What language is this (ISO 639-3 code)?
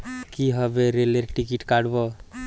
ben